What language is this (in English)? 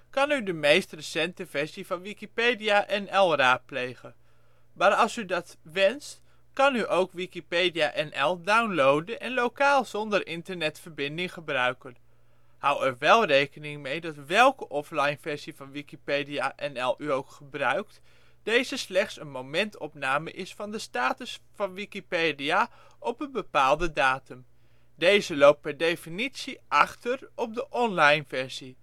Dutch